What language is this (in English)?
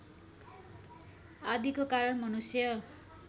Nepali